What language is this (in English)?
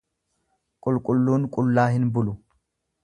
Oromo